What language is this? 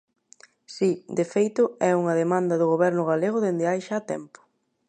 Galician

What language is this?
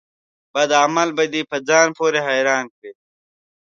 Pashto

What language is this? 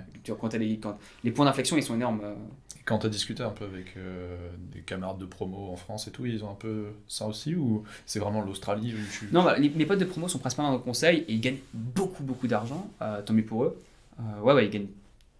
French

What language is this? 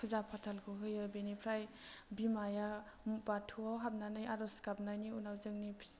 Bodo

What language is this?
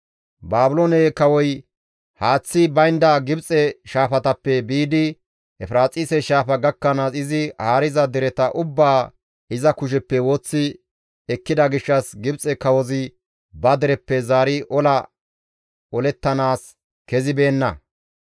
Gamo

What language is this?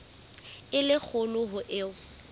Southern Sotho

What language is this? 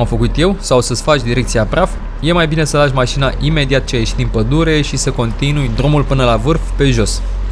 Romanian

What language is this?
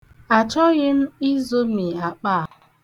Igbo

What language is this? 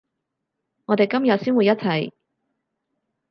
Cantonese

